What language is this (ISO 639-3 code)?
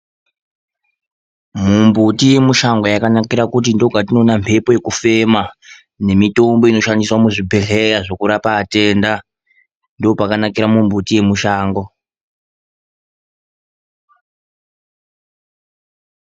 ndc